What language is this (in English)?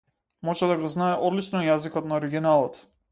Macedonian